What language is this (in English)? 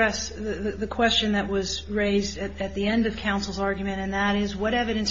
English